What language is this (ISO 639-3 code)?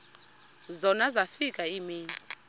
xho